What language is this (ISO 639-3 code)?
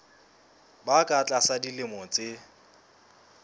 sot